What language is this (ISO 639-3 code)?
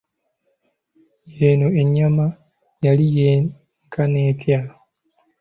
lug